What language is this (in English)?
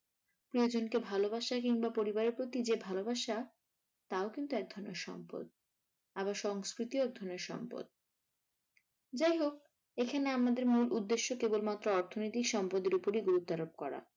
Bangla